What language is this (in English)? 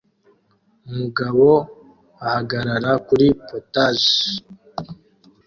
Kinyarwanda